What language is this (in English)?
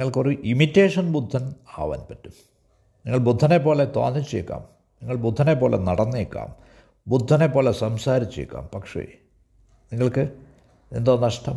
Malayalam